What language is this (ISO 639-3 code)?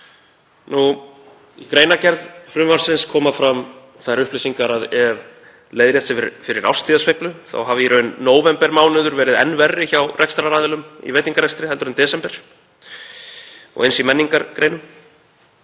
isl